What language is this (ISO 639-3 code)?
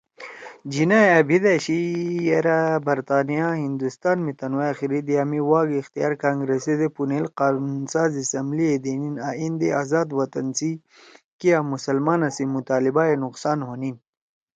trw